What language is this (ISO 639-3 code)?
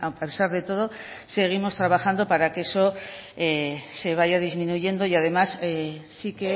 spa